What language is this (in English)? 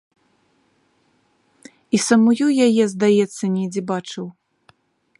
Belarusian